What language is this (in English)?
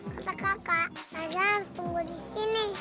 Indonesian